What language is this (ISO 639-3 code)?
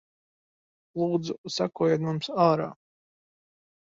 lav